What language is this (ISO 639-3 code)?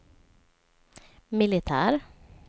swe